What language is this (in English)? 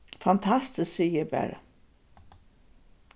Faroese